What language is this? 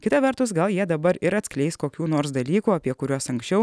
Lithuanian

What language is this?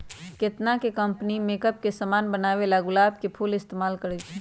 Magahi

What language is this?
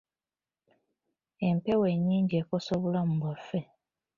Ganda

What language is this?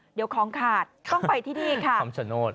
Thai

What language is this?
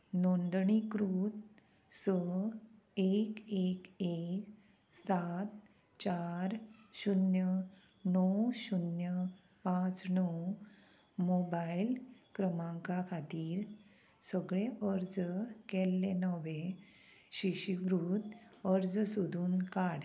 Konkani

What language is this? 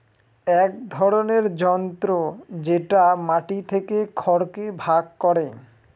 Bangla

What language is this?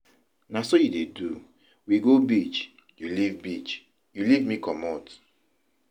Nigerian Pidgin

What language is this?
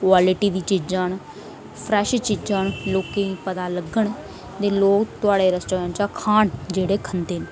Dogri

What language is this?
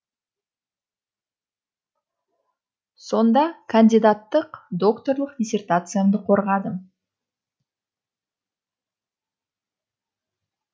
Kazakh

